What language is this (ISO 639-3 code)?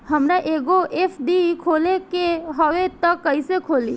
bho